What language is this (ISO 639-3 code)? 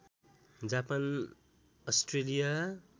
nep